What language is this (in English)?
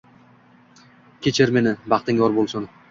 Uzbek